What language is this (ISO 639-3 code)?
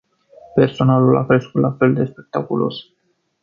ron